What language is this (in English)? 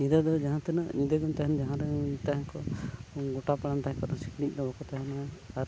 Santali